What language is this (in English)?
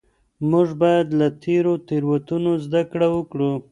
Pashto